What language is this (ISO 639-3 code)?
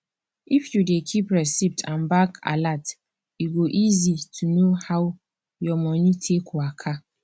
pcm